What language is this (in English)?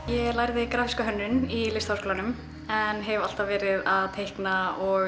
Icelandic